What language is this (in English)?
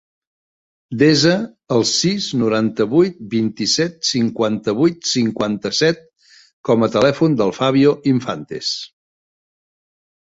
Catalan